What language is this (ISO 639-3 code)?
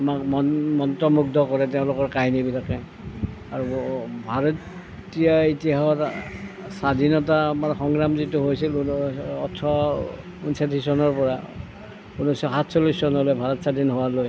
asm